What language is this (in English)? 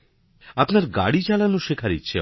Bangla